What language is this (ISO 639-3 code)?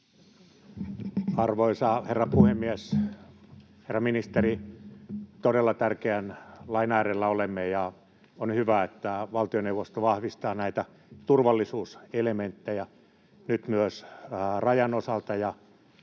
fin